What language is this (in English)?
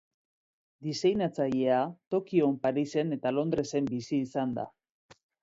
Basque